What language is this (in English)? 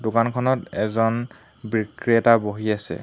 Assamese